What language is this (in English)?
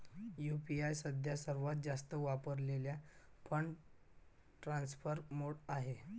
Marathi